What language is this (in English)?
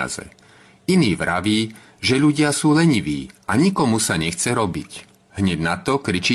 Czech